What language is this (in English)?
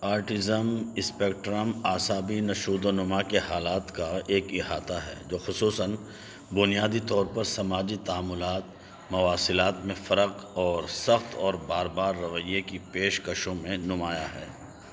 Urdu